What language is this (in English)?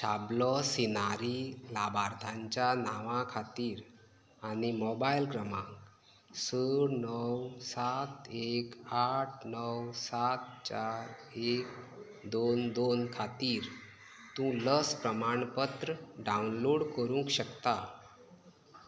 Konkani